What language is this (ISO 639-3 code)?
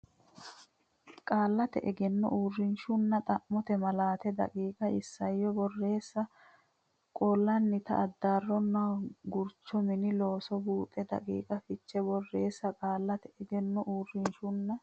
sid